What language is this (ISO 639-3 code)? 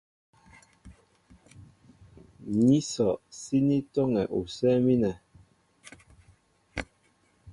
mbo